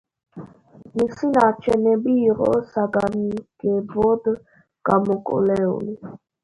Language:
Georgian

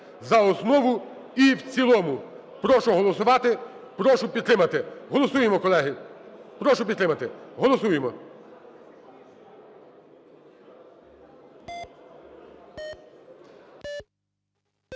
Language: Ukrainian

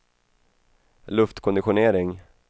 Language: Swedish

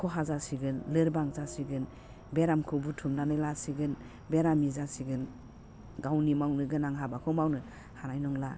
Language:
Bodo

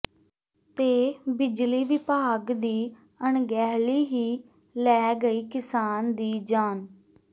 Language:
Punjabi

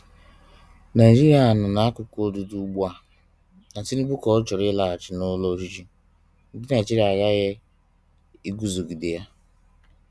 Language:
Igbo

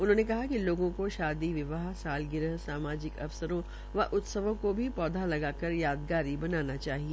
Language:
Hindi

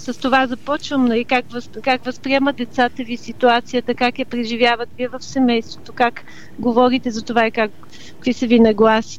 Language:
Bulgarian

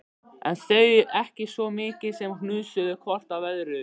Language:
Icelandic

